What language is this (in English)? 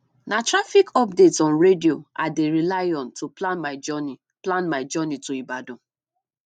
Nigerian Pidgin